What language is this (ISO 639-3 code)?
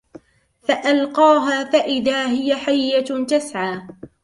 ara